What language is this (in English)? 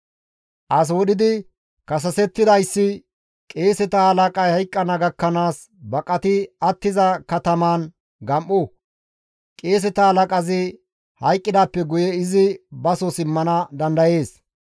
Gamo